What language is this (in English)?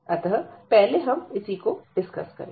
Hindi